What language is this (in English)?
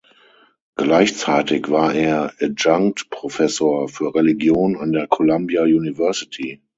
German